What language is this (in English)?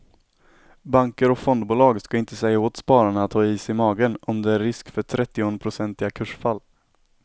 Swedish